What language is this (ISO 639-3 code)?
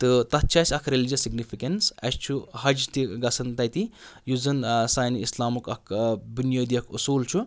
kas